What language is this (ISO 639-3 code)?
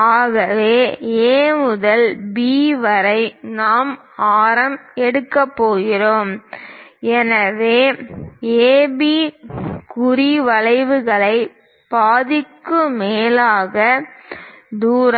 tam